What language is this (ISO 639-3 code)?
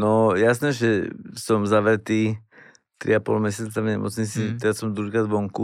slk